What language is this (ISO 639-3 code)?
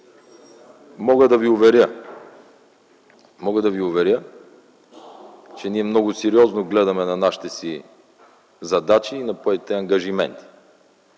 bul